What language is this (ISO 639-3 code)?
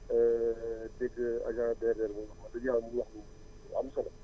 wol